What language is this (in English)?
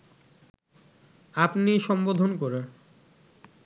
Bangla